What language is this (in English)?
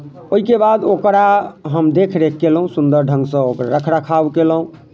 Maithili